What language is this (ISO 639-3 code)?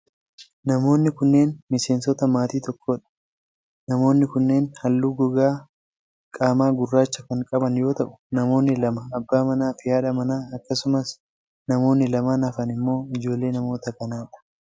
orm